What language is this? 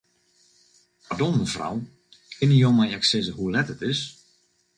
Western Frisian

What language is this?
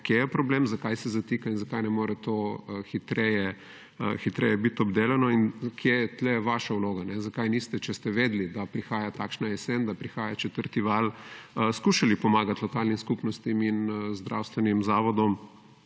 Slovenian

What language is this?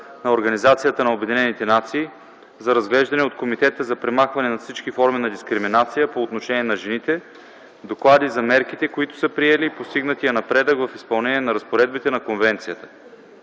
Bulgarian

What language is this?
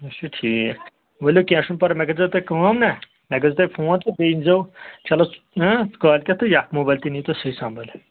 Kashmiri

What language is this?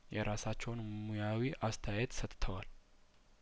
Amharic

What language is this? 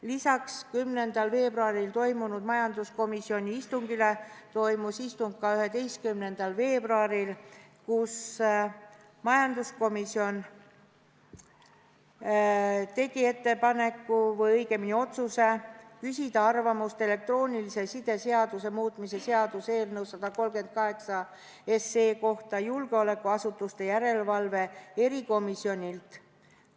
Estonian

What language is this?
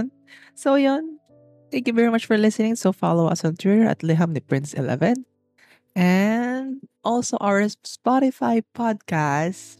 Filipino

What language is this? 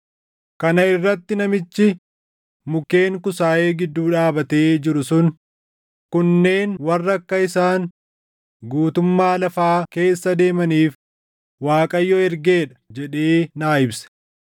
Oromo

